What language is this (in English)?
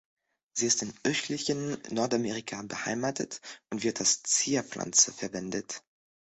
German